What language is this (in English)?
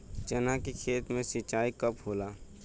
Bhojpuri